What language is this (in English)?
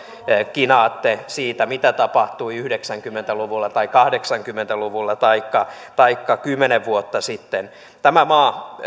Finnish